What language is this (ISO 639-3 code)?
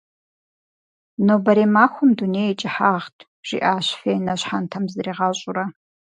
kbd